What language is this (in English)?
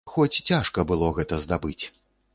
Belarusian